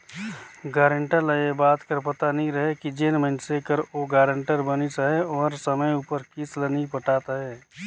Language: Chhattisgarhi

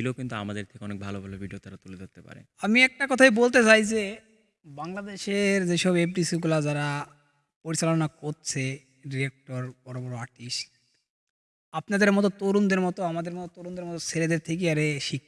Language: Bangla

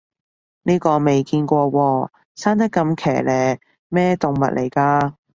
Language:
Cantonese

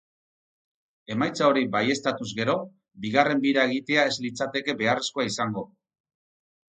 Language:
Basque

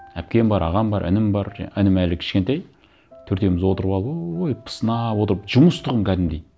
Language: Kazakh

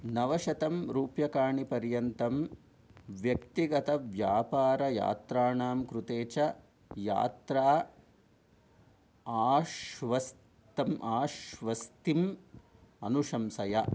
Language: Sanskrit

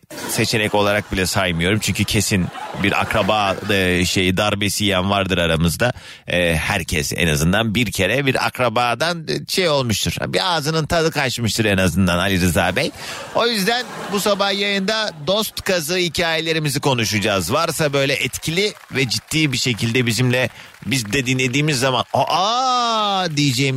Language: Turkish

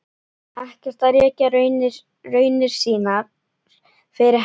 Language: Icelandic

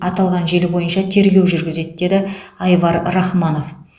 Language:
Kazakh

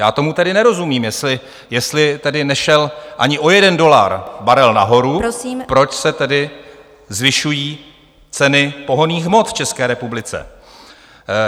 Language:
Czech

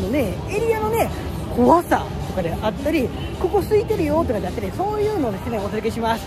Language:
Japanese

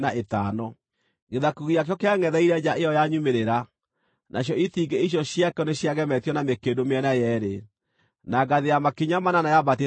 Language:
Kikuyu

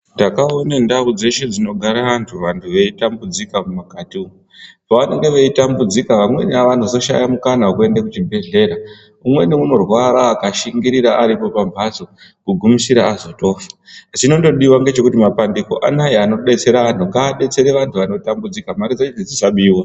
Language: Ndau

